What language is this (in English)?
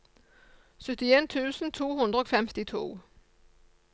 Norwegian